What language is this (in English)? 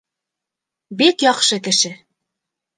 Bashkir